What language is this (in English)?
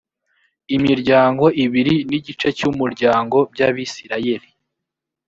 Kinyarwanda